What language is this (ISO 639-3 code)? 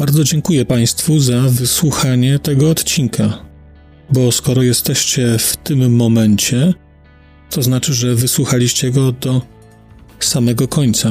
pol